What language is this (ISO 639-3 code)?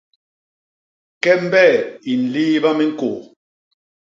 bas